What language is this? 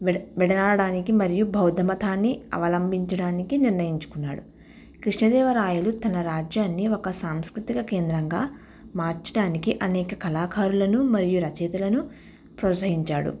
Telugu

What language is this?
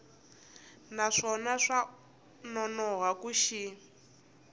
Tsonga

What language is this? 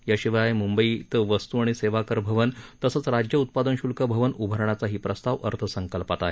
Marathi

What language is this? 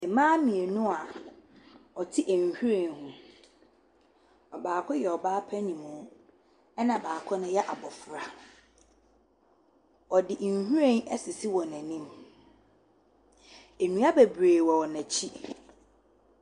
Akan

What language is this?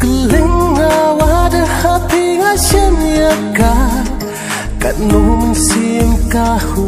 Indonesian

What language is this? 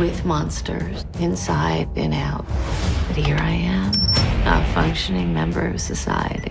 English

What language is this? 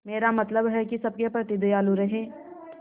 Hindi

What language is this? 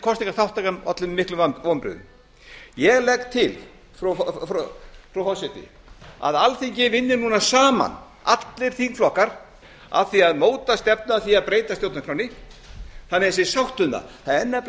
Icelandic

